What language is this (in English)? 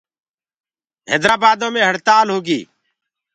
Gurgula